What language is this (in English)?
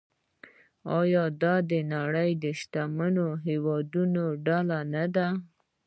Pashto